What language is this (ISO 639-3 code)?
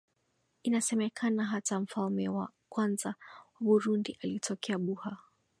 swa